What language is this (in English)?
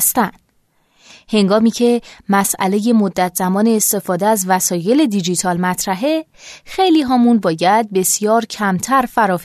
Persian